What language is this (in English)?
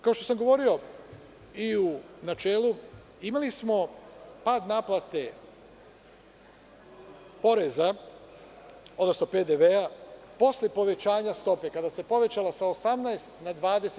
Serbian